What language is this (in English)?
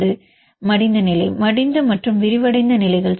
Tamil